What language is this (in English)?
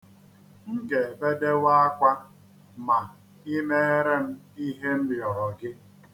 Igbo